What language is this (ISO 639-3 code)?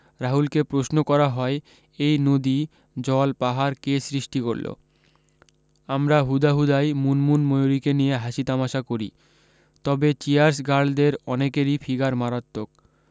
ben